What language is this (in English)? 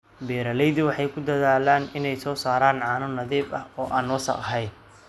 Somali